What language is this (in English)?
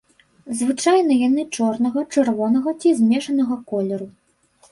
Belarusian